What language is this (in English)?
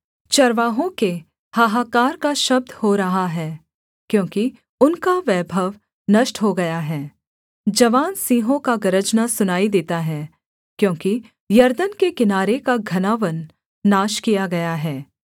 Hindi